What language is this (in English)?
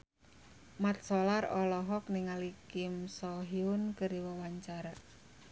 Sundanese